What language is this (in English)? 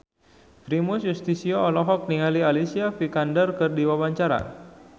Sundanese